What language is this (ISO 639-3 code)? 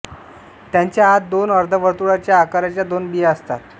mar